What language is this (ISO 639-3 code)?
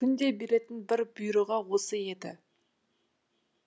kaz